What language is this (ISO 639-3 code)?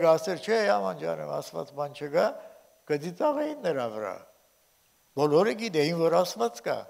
tur